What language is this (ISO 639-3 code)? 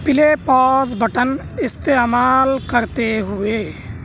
urd